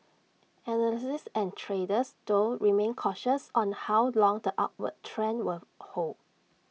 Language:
English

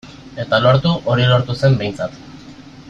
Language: Basque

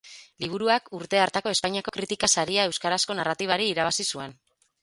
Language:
Basque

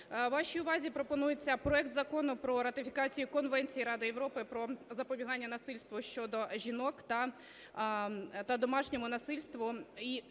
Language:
Ukrainian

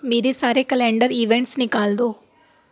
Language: Urdu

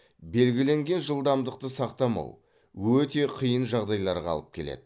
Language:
Kazakh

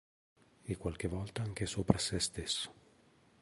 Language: Italian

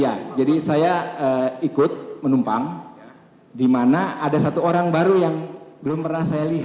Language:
Indonesian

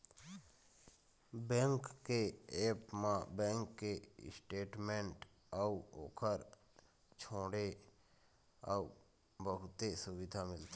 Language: Chhattisgarhi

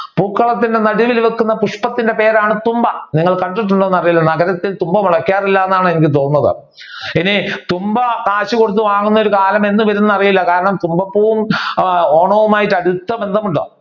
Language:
Malayalam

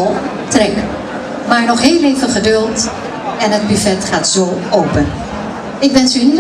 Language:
Dutch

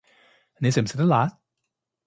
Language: Cantonese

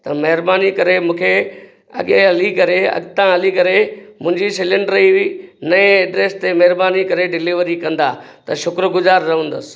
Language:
Sindhi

